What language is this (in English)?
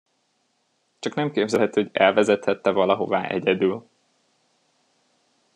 Hungarian